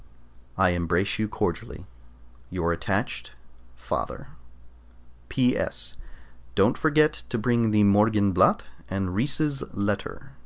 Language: English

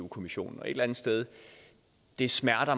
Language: Danish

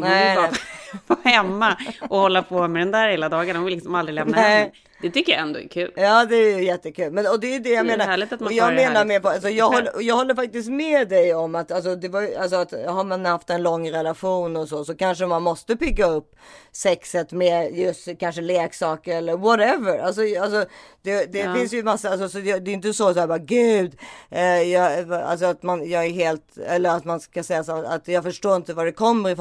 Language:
Swedish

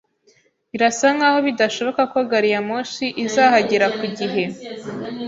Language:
Kinyarwanda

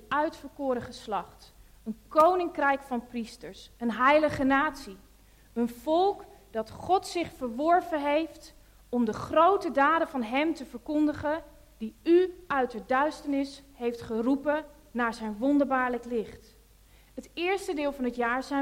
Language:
Dutch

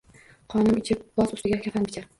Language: Uzbek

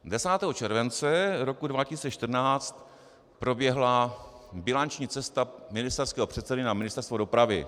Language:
Czech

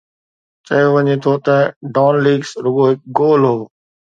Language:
Sindhi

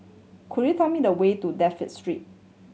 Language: English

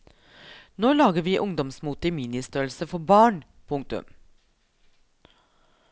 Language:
Norwegian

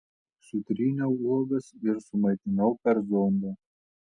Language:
Lithuanian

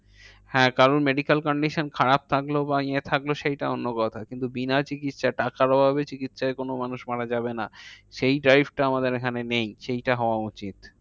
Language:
Bangla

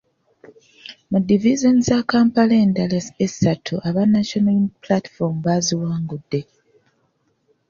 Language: Ganda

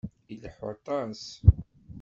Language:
Kabyle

